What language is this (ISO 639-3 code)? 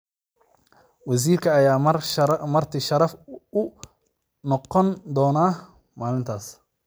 som